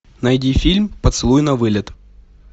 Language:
Russian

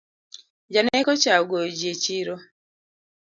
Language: Luo (Kenya and Tanzania)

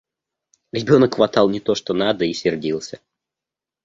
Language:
Russian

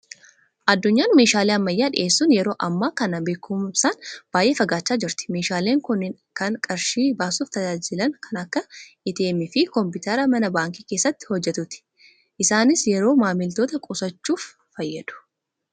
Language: Oromo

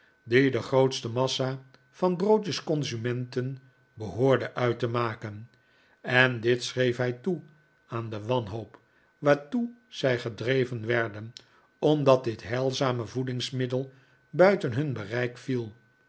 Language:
Dutch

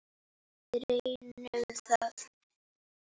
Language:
Icelandic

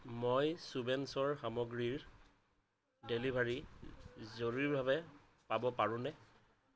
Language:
Assamese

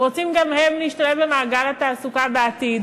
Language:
Hebrew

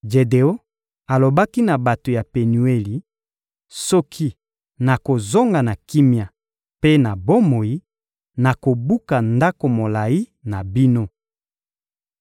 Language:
Lingala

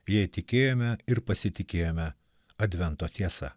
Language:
Lithuanian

